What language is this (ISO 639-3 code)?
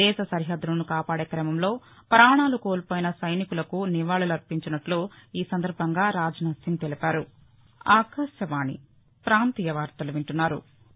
tel